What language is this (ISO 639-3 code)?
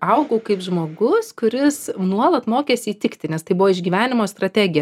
lit